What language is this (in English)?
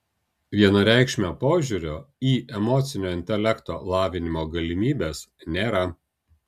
Lithuanian